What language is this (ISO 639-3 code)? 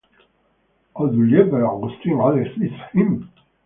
spa